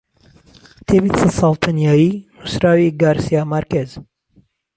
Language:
Central Kurdish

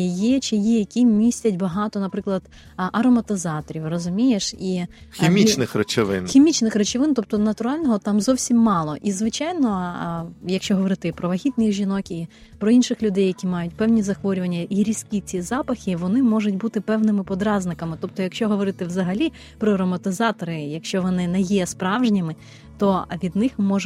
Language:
Ukrainian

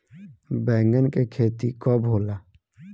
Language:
Bhojpuri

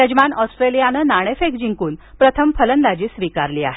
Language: Marathi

